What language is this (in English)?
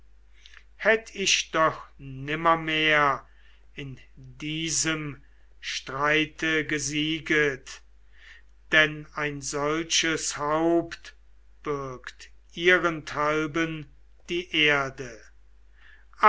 German